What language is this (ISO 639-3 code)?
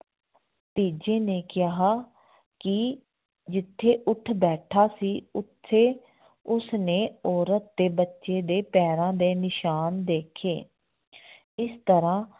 pan